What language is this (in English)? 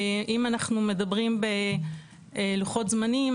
Hebrew